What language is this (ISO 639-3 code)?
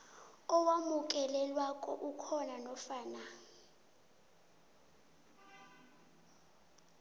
nbl